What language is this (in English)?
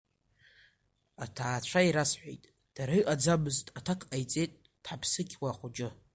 Abkhazian